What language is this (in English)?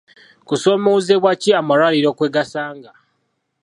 Ganda